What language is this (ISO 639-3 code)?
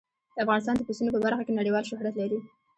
pus